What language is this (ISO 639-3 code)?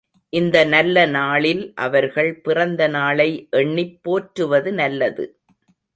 tam